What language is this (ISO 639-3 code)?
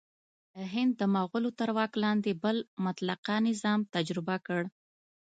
pus